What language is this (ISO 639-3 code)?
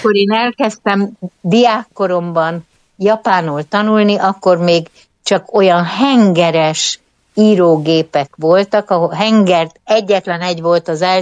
hun